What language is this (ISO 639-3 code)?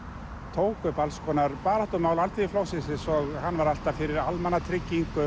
isl